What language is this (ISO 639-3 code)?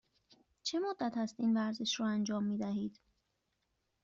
fas